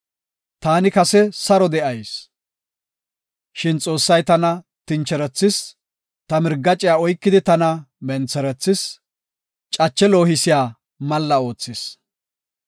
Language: Gofa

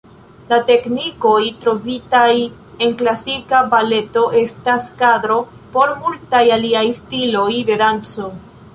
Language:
Esperanto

